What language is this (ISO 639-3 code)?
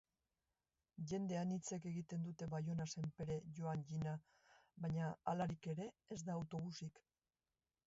eus